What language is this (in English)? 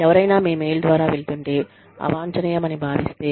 Telugu